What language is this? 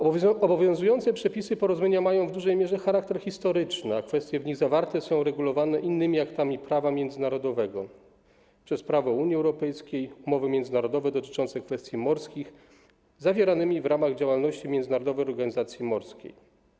Polish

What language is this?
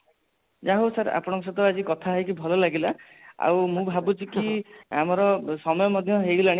Odia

